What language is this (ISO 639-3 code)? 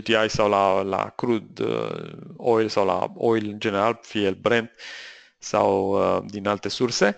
ron